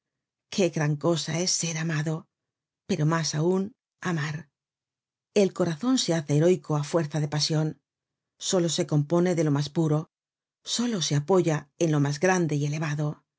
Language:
Spanish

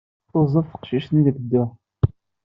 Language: Kabyle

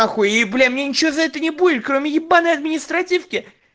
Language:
Russian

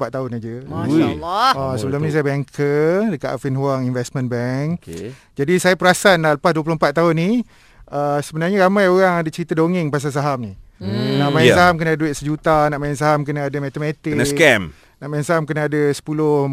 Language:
Malay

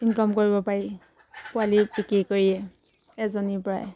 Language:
Assamese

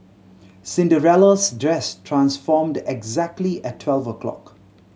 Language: English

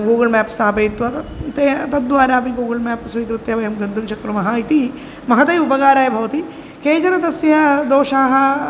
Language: Sanskrit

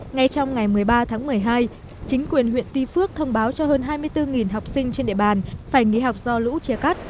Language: Vietnamese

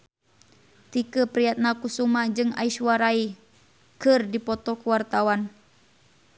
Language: Sundanese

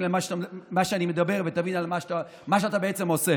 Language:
Hebrew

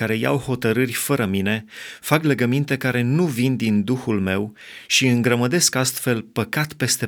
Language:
Romanian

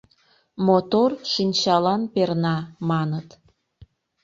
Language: Mari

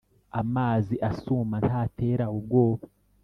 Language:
Kinyarwanda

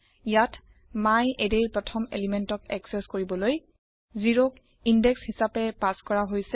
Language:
Assamese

